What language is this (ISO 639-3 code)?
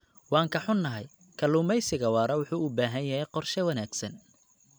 som